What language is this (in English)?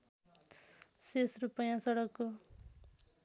Nepali